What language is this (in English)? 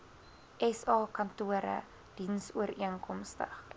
Afrikaans